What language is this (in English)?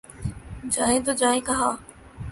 Urdu